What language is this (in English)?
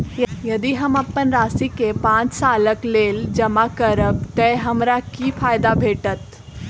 Maithili